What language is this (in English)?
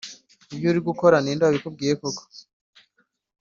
Kinyarwanda